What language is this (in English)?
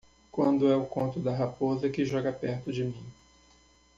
Portuguese